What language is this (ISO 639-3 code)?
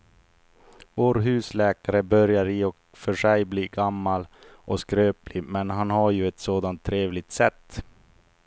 swe